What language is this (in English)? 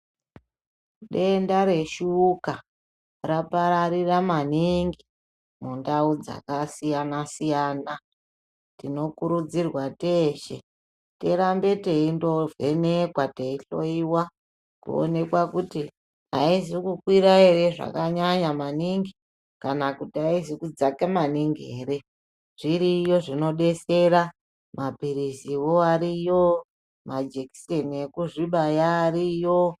Ndau